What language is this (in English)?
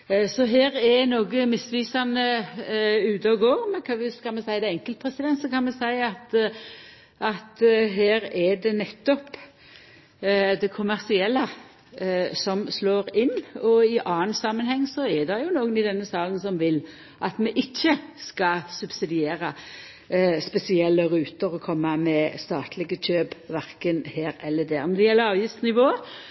Norwegian Nynorsk